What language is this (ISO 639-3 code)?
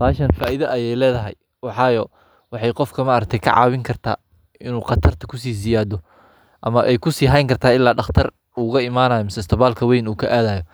som